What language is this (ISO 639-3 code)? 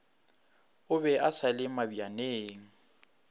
nso